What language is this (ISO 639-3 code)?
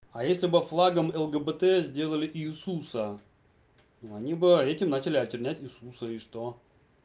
rus